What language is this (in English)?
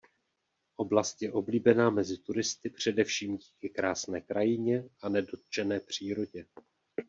Czech